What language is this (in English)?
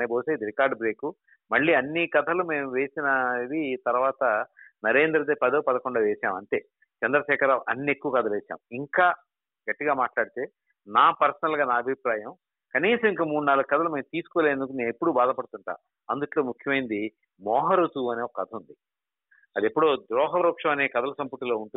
Telugu